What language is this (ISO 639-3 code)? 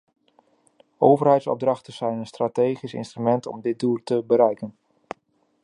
nld